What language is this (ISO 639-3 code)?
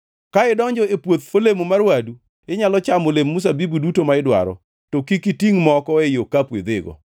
luo